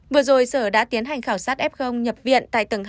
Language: Vietnamese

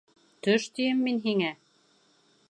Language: Bashkir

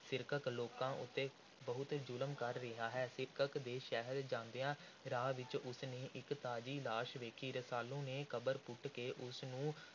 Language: Punjabi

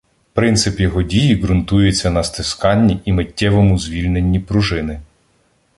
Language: Ukrainian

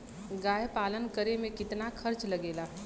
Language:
Bhojpuri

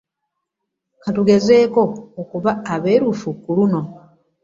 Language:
Ganda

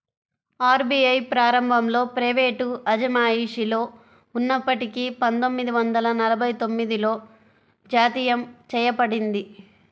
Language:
Telugu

